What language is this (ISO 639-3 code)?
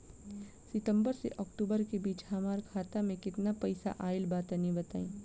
bho